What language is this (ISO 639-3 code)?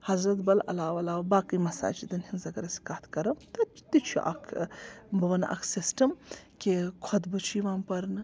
kas